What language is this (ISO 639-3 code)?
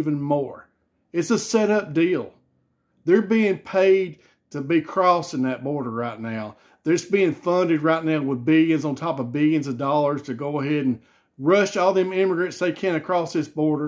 eng